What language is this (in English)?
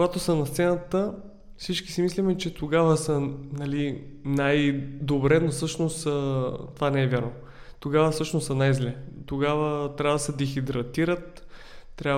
Bulgarian